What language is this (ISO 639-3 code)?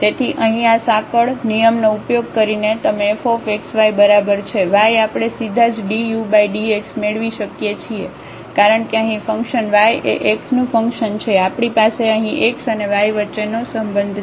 guj